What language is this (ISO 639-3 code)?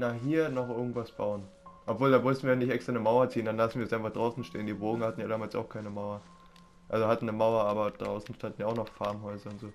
deu